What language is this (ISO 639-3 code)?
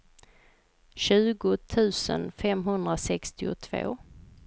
swe